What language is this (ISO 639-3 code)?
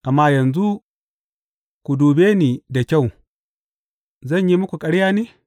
hau